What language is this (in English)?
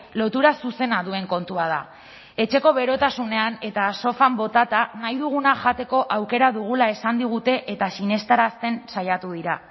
Basque